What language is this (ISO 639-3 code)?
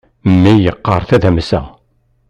kab